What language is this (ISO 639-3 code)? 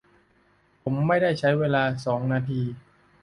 tha